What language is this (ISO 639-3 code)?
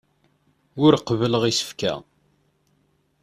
kab